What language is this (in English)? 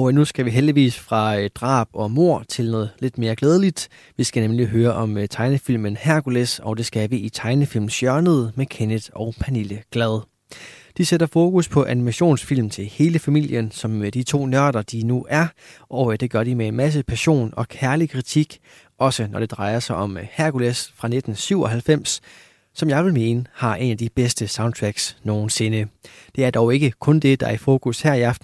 Danish